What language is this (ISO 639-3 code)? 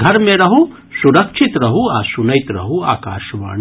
mai